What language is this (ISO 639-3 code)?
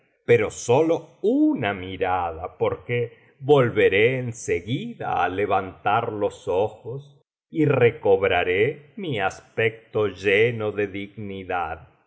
spa